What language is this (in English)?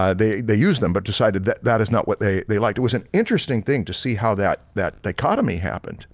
English